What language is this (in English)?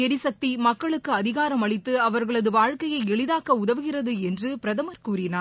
Tamil